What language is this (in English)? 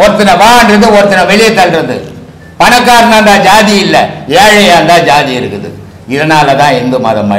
Indonesian